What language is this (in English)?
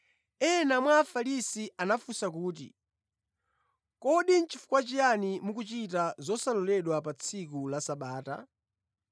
Nyanja